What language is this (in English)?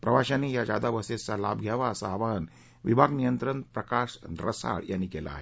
Marathi